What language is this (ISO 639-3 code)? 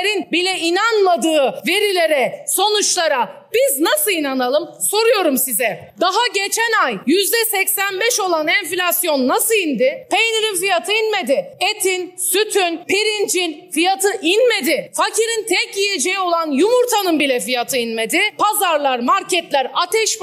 tur